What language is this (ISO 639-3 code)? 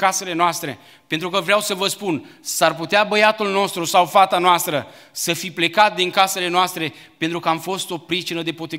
ron